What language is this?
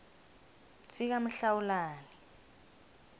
South Ndebele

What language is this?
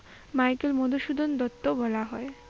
Bangla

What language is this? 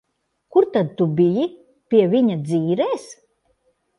Latvian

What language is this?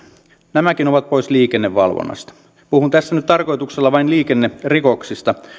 Finnish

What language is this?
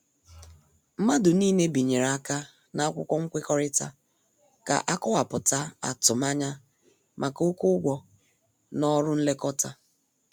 Igbo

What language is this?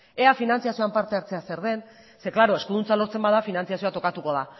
Basque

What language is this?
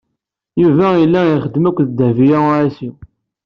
Kabyle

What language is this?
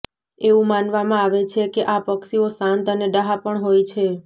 Gujarati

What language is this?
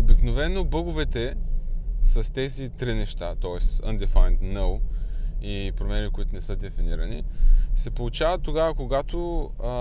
Bulgarian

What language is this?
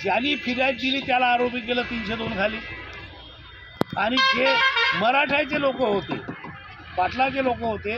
Hindi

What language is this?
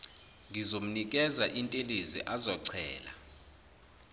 Zulu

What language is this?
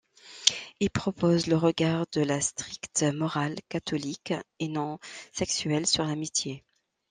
French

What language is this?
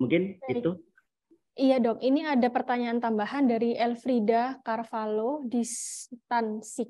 Indonesian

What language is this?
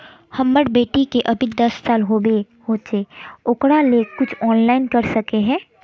Magahi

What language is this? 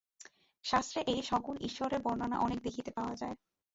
Bangla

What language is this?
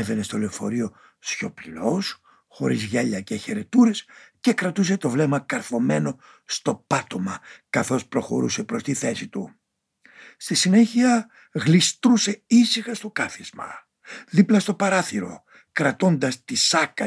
Greek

